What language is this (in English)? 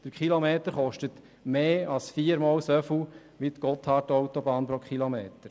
Swiss German